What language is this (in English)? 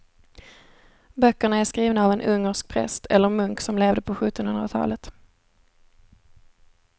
Swedish